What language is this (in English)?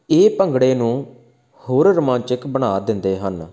Punjabi